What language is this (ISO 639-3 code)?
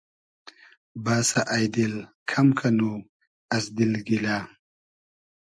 haz